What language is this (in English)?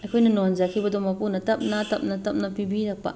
Manipuri